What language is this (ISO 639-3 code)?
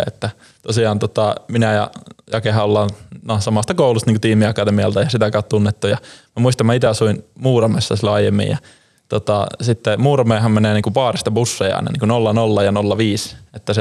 fin